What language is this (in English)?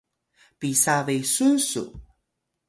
Atayal